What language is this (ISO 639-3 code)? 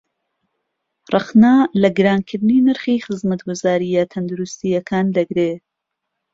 ckb